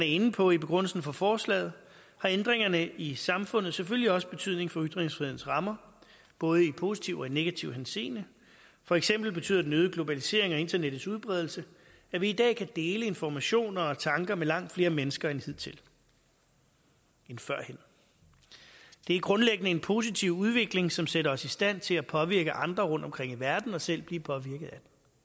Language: Danish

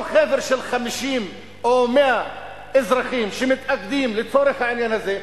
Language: Hebrew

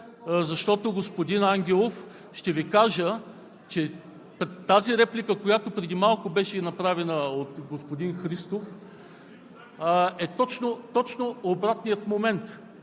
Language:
Bulgarian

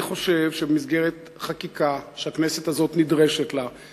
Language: Hebrew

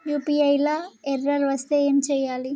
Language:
Telugu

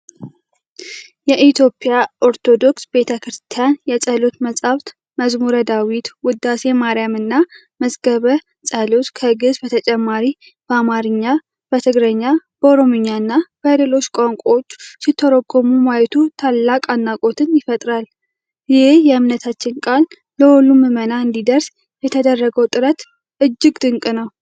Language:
Amharic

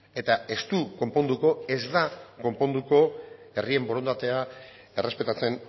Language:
Basque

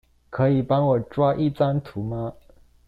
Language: Chinese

